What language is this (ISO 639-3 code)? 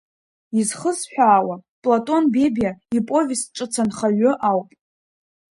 abk